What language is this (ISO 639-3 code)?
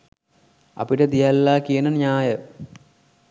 sin